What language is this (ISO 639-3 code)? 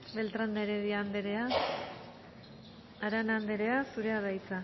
eus